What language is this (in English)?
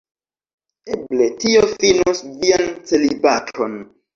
Esperanto